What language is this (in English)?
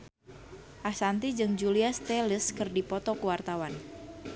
Sundanese